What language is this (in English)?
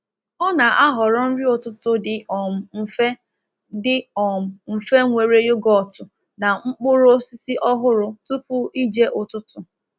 Igbo